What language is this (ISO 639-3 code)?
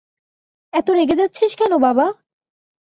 ben